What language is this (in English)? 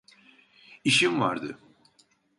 Turkish